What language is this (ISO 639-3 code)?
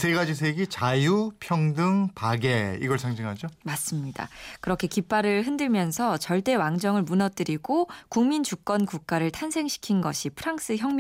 kor